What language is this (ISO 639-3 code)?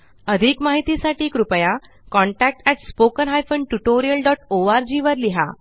mar